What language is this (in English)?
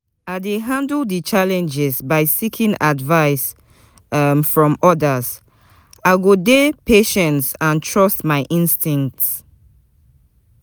Nigerian Pidgin